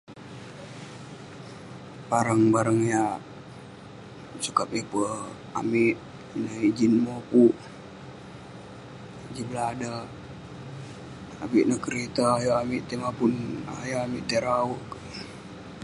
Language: Western Penan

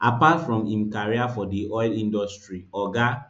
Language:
Nigerian Pidgin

